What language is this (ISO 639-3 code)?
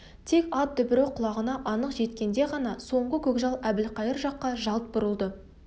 kaz